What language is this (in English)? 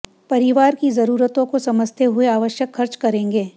Hindi